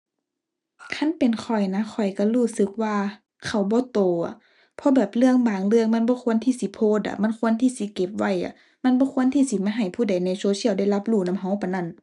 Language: Thai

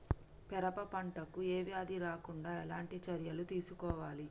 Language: Telugu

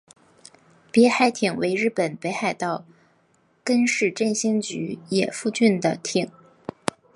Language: Chinese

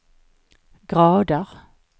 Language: Swedish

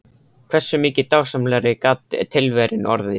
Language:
Icelandic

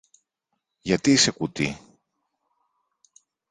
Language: Greek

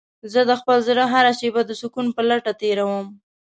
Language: Pashto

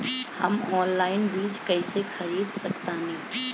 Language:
Bhojpuri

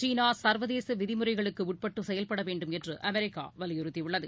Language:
Tamil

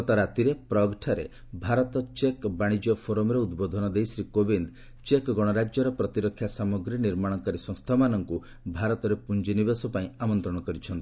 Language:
Odia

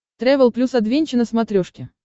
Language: Russian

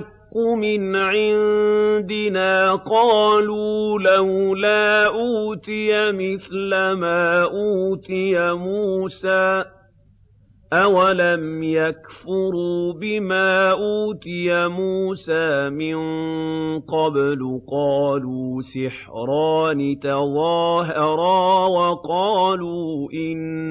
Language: Arabic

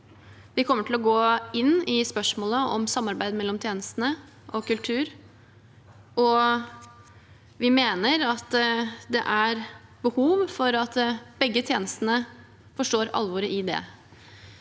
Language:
Norwegian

